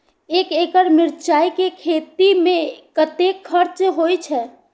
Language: Maithili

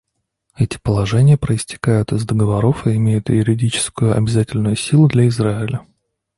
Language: Russian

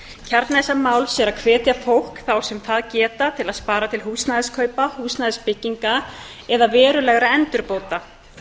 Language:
Icelandic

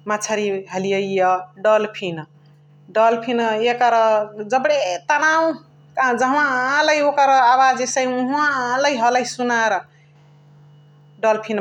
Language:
Chitwania Tharu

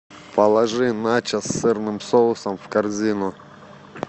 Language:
Russian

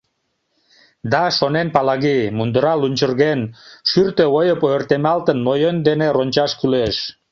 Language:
Mari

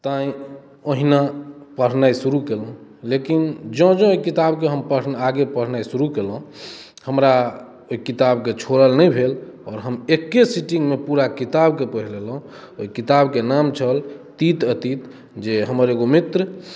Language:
Maithili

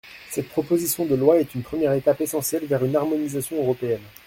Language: French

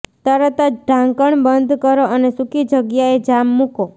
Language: Gujarati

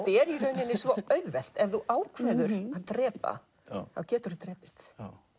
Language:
Icelandic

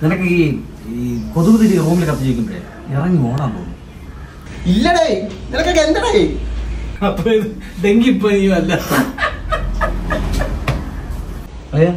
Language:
Malayalam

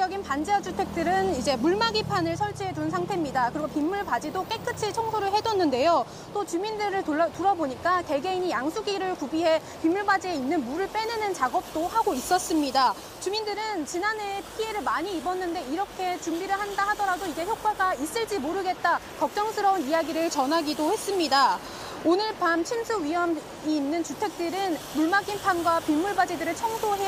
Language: Korean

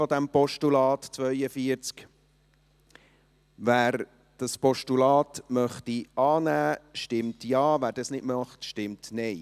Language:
Swiss German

